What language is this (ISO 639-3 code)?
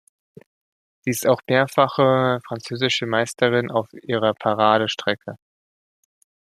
deu